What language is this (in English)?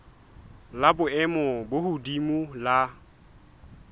Southern Sotho